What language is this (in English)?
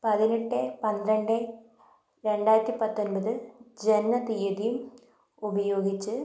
Malayalam